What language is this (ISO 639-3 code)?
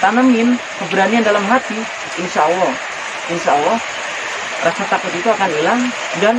ind